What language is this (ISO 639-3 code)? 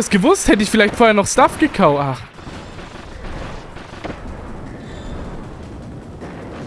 deu